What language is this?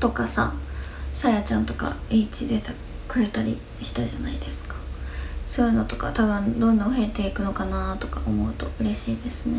Japanese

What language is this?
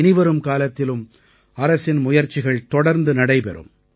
Tamil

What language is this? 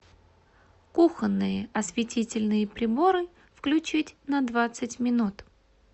Russian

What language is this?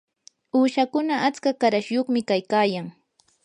Yanahuanca Pasco Quechua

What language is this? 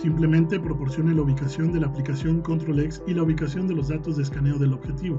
Spanish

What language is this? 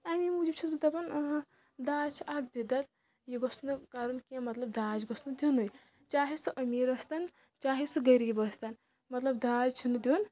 Kashmiri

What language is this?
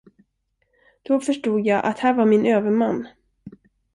Swedish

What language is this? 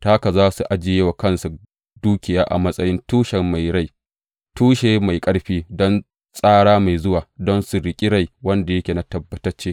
Hausa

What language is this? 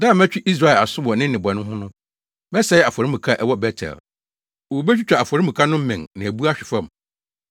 Akan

